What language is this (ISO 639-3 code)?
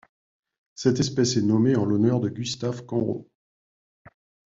fra